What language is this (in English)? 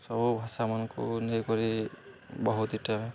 Odia